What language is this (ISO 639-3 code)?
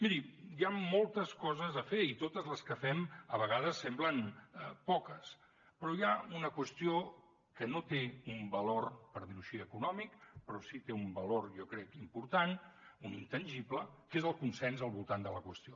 cat